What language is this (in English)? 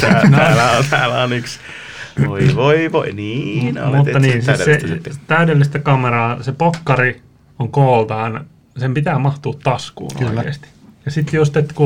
Finnish